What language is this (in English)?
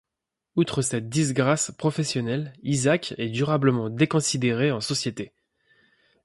French